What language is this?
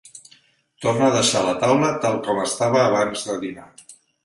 Catalan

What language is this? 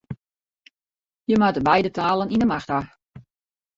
Western Frisian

